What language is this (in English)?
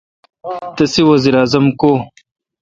Kalkoti